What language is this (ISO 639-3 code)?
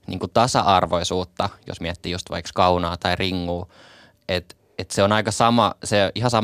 fin